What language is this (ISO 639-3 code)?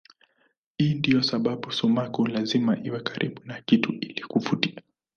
swa